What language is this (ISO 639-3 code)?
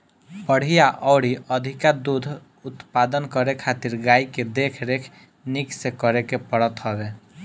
bho